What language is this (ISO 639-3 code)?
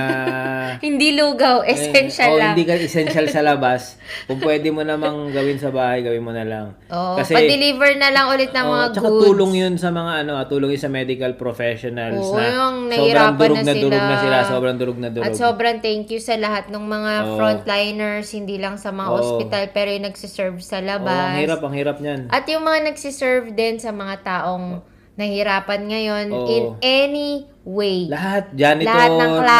fil